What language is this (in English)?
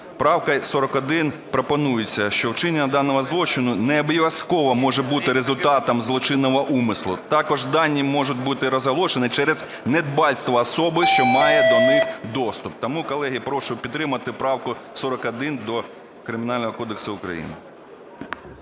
Ukrainian